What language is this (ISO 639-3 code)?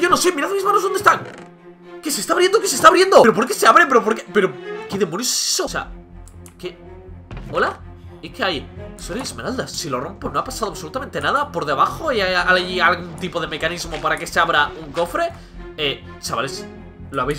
spa